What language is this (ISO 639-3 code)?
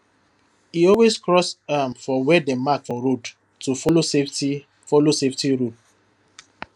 pcm